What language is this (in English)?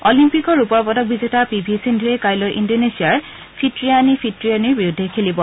Assamese